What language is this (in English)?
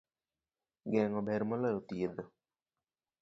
Luo (Kenya and Tanzania)